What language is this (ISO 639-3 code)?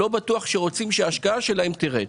heb